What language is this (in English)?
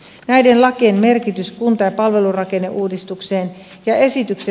Finnish